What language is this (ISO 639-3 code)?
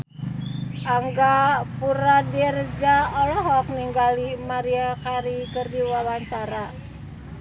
sun